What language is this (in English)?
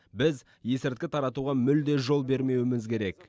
Kazakh